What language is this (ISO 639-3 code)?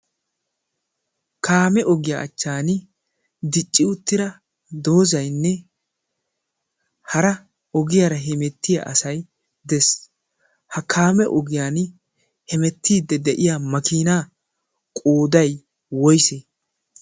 wal